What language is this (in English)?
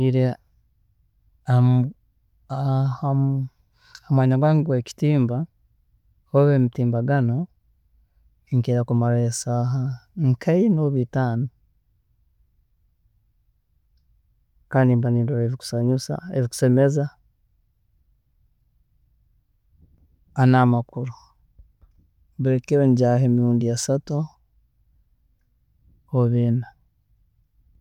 Tooro